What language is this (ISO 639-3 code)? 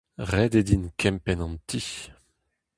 bre